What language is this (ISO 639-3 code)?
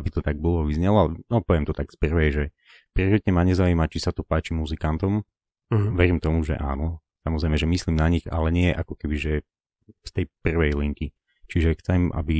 slk